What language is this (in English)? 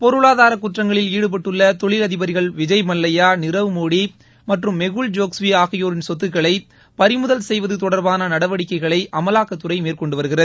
Tamil